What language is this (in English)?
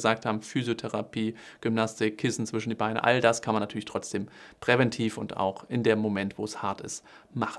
German